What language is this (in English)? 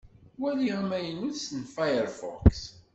Kabyle